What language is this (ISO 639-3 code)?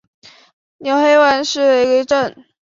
zho